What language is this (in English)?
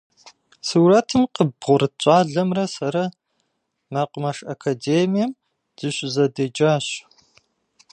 Kabardian